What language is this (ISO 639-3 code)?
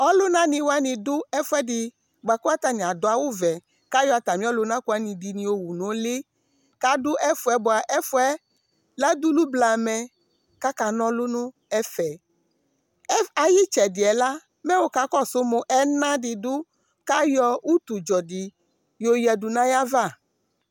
kpo